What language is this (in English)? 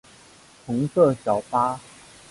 Chinese